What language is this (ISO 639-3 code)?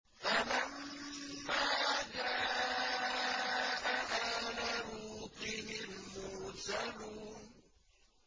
ara